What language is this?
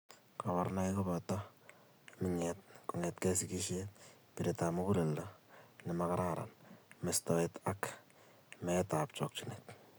Kalenjin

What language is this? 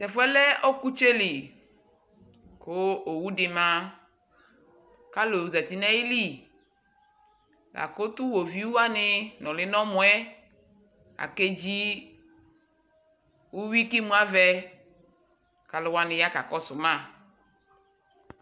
Ikposo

